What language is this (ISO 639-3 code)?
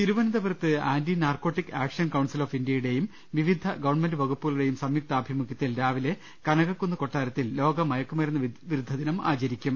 mal